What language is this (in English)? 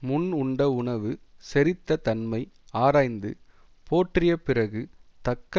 Tamil